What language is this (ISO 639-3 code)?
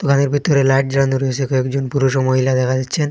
ben